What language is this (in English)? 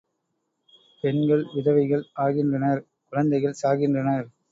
Tamil